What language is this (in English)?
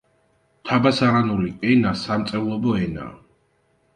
Georgian